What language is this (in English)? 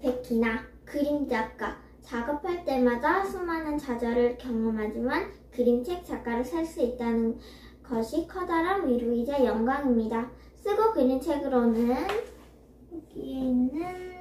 Korean